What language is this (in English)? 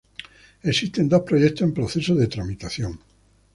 Spanish